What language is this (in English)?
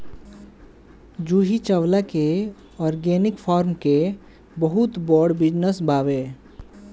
Bhojpuri